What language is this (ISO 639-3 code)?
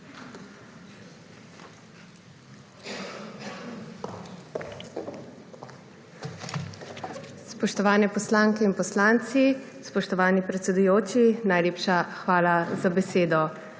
slv